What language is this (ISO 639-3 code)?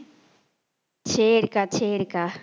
tam